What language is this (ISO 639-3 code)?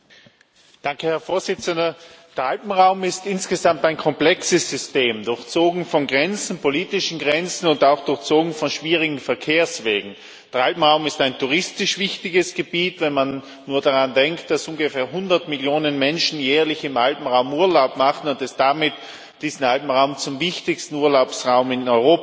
deu